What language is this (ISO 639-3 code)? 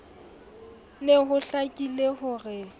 sot